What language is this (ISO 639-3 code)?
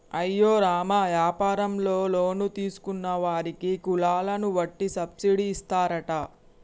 tel